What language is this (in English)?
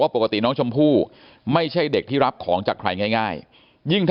Thai